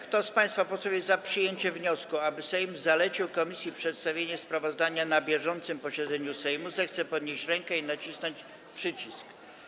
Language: Polish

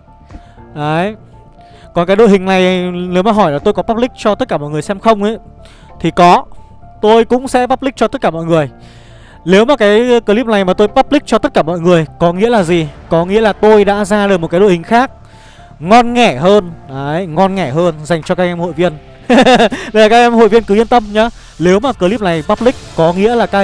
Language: Vietnamese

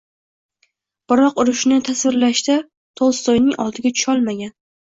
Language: Uzbek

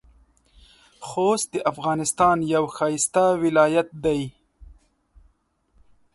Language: Pashto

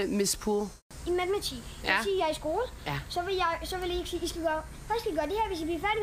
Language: Danish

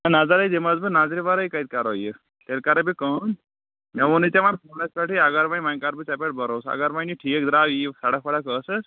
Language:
Kashmiri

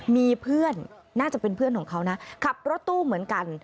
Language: Thai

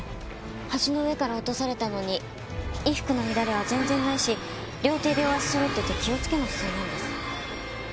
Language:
Japanese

